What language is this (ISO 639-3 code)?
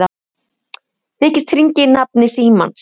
isl